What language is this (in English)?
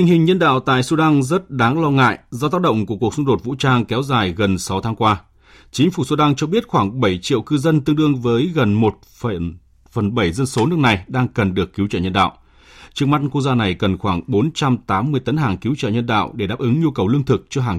Vietnamese